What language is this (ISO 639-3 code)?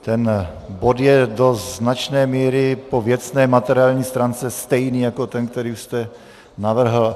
ces